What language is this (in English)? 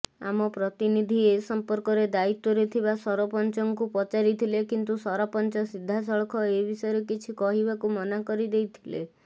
Odia